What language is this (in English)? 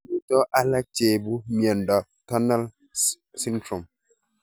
Kalenjin